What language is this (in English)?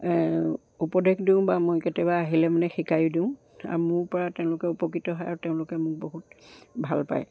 Assamese